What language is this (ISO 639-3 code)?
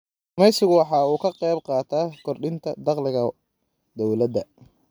som